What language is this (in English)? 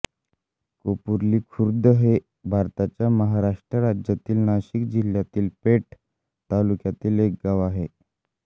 Marathi